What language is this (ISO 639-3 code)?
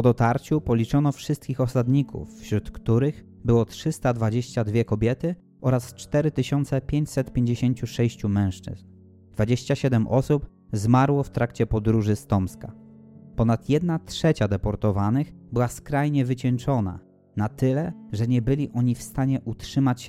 pol